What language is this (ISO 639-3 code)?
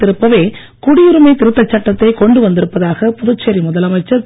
tam